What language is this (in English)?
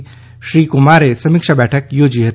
Gujarati